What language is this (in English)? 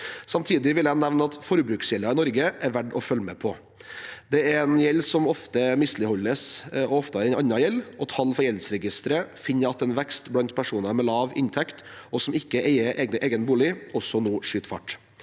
Norwegian